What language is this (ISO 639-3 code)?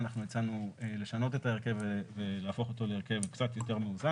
heb